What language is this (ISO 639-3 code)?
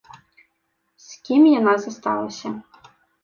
bel